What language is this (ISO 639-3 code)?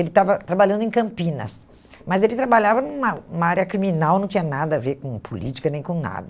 por